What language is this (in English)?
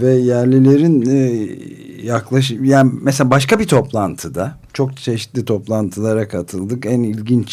Turkish